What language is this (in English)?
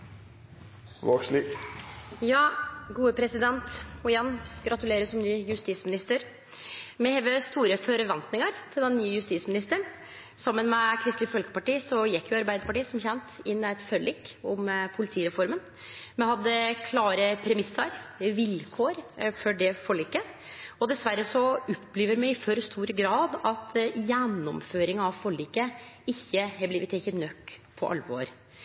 Norwegian Nynorsk